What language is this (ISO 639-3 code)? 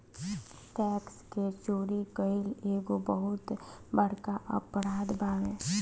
bho